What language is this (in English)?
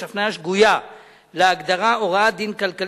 Hebrew